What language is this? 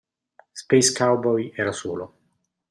Italian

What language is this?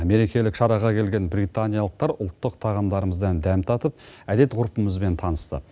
Kazakh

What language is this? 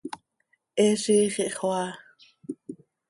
Seri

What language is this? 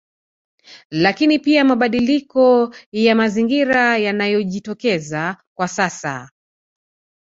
Swahili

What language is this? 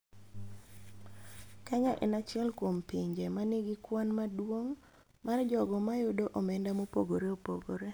Luo (Kenya and Tanzania)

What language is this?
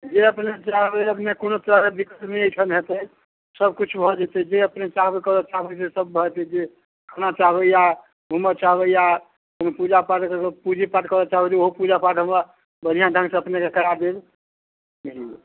Maithili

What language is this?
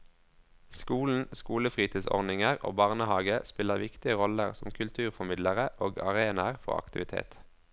Norwegian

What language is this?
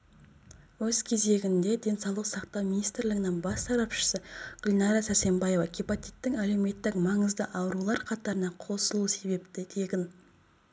Kazakh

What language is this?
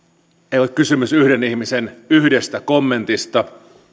Finnish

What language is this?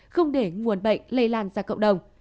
Vietnamese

